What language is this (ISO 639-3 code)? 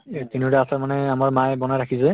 asm